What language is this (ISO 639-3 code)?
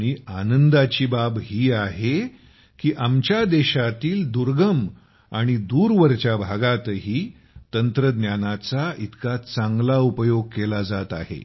mar